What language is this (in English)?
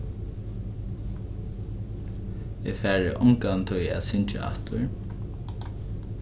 Faroese